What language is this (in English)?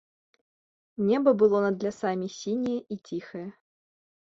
Belarusian